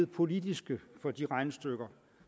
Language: Danish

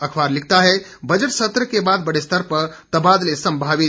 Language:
Hindi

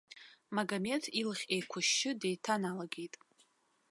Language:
Abkhazian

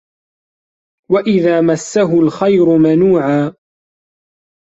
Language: Arabic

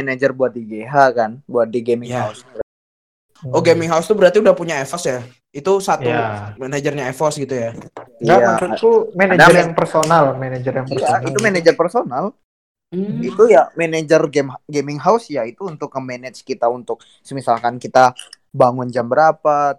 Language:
Indonesian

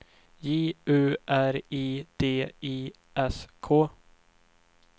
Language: Swedish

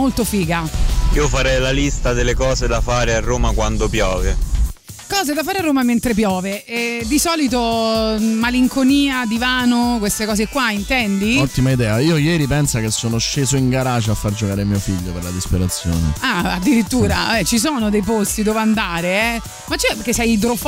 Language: Italian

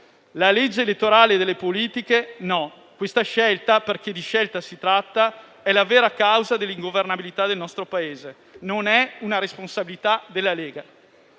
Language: Italian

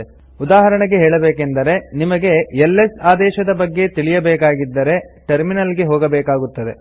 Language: Kannada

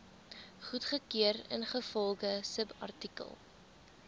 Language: Afrikaans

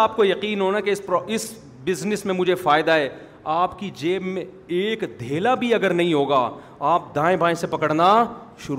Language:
Urdu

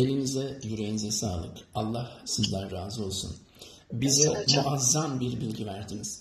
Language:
Turkish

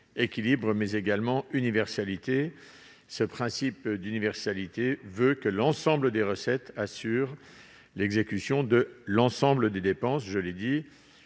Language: French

